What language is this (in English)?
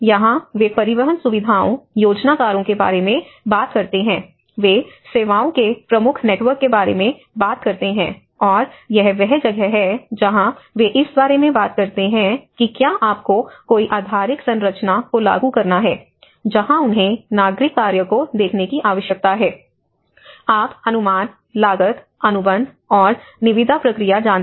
Hindi